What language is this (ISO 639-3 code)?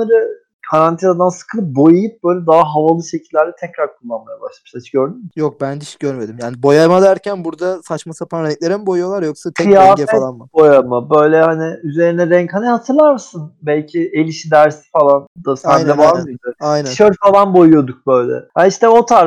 tur